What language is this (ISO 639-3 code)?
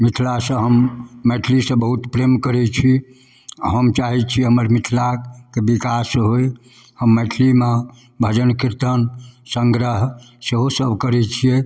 mai